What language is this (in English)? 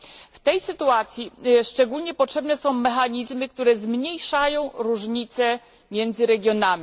Polish